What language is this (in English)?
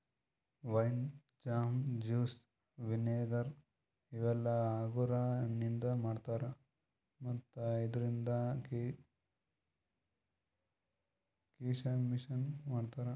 Kannada